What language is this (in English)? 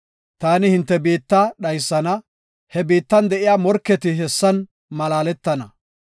Gofa